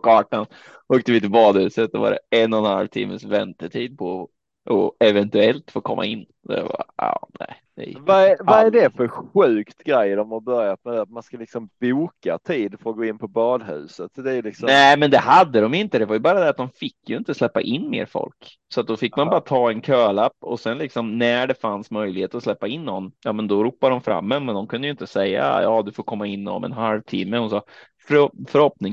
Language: Swedish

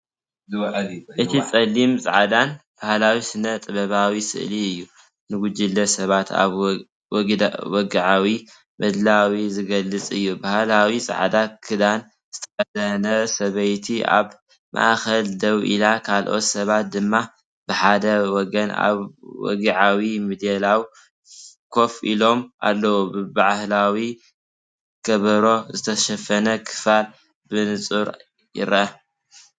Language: Tigrinya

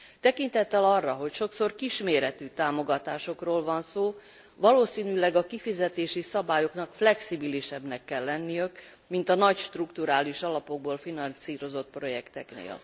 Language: Hungarian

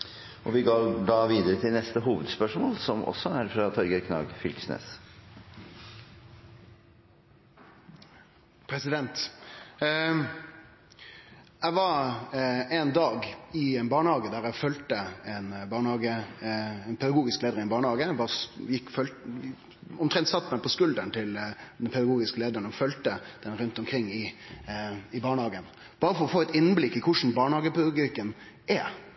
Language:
Norwegian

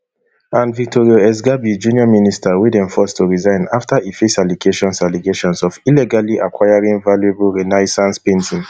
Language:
Nigerian Pidgin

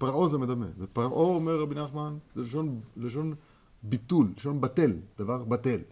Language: Hebrew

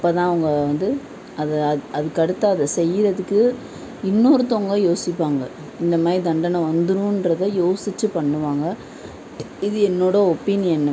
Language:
Tamil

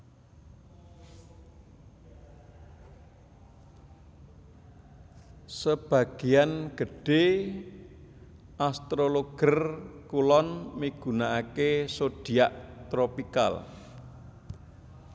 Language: Javanese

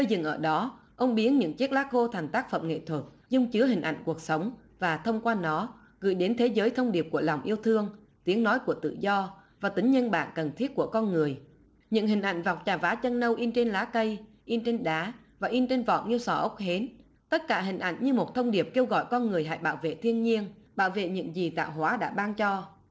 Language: Vietnamese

